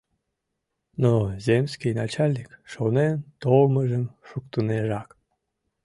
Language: Mari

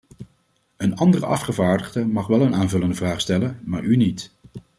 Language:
Dutch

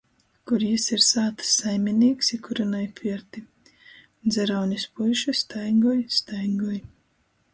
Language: Latgalian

